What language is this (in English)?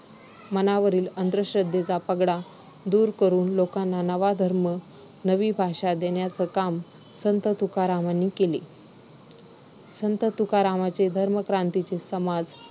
Marathi